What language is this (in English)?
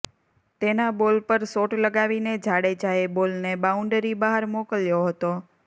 Gujarati